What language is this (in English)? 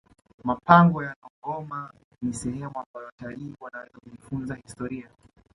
Swahili